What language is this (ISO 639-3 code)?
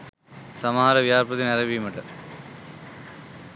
sin